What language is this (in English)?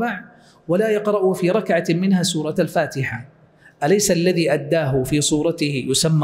Arabic